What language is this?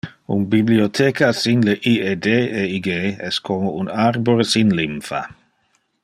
Interlingua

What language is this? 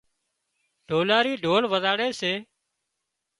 Wadiyara Koli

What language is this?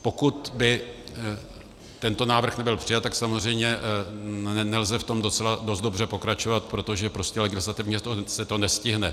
Czech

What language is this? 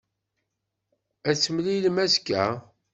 Kabyle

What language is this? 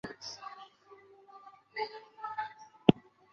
Chinese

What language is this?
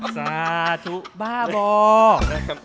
Thai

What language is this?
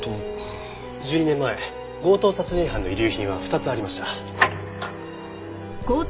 Japanese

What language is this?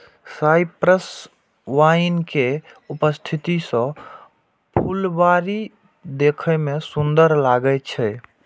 Maithili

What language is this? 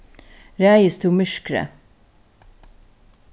Faroese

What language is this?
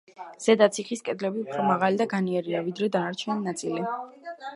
Georgian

